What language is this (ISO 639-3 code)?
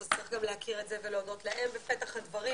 heb